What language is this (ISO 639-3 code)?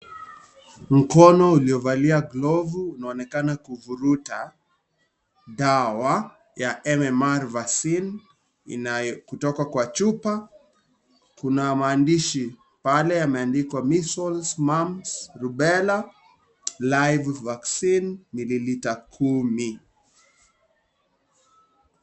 swa